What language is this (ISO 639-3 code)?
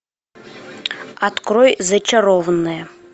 rus